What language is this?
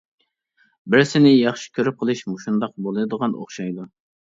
Uyghur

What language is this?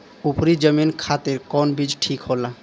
Bhojpuri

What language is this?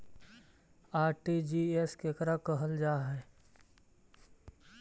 Magahi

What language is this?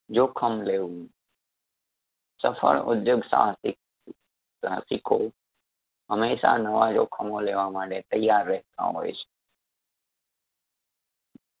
Gujarati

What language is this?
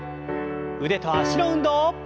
Japanese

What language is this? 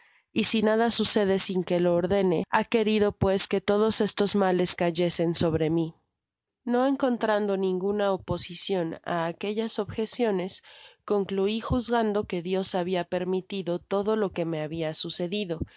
Spanish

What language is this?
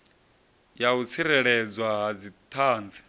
Venda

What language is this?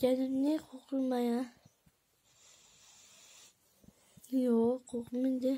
Turkish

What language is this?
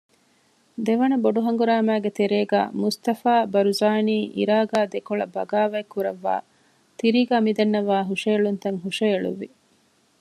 Divehi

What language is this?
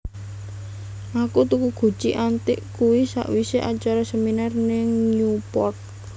Javanese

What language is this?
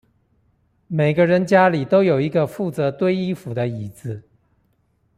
Chinese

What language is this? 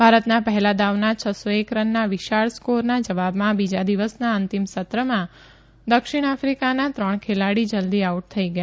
Gujarati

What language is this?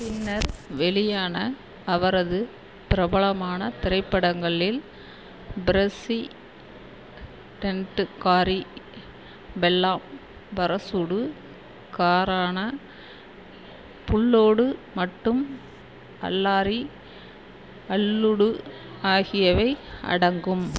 Tamil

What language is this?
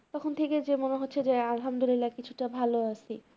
Bangla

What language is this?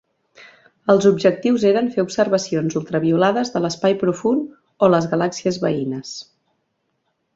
Catalan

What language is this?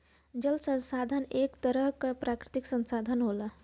Bhojpuri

